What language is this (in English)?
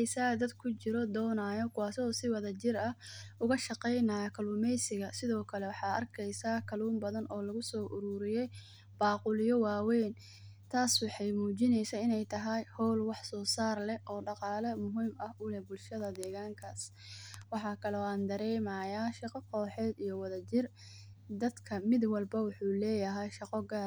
Somali